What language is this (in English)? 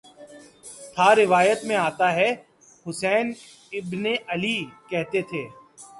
Urdu